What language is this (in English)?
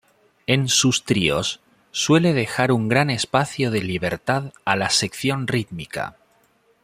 Spanish